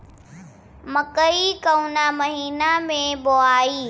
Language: Bhojpuri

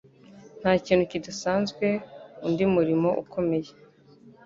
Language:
Kinyarwanda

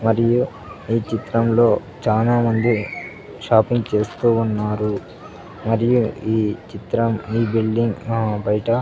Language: Telugu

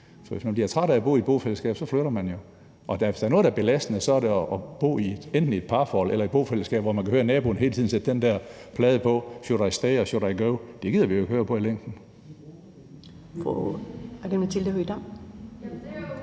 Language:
Danish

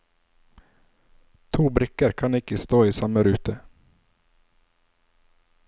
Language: Norwegian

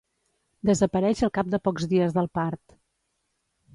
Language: Catalan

